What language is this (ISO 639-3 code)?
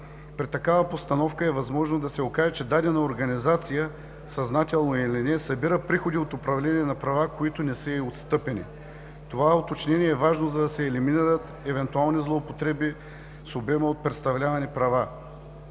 bul